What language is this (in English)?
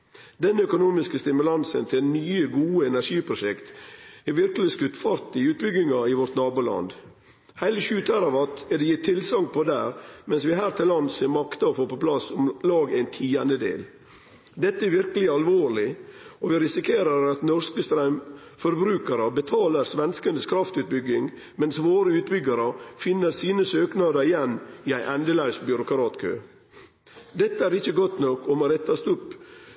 Norwegian Nynorsk